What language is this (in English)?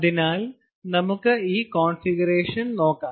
Malayalam